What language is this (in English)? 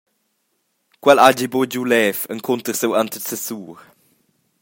Romansh